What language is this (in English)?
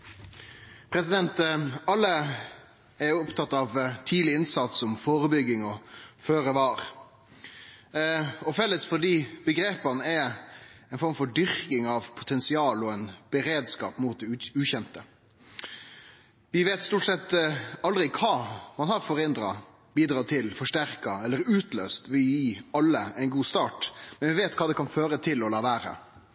Norwegian